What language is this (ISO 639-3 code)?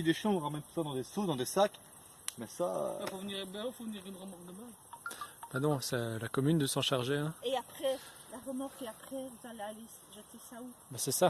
fra